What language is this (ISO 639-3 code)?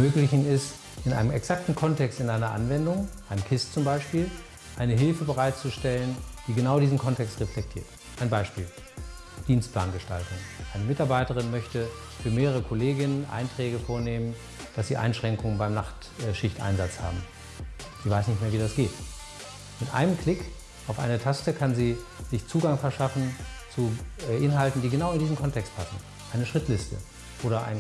deu